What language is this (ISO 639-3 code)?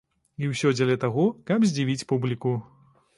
bel